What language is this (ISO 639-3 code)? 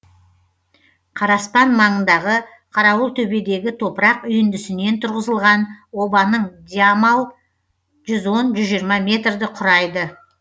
kaz